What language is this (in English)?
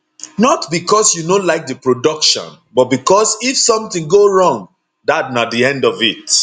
Nigerian Pidgin